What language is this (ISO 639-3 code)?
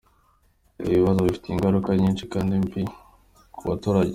kin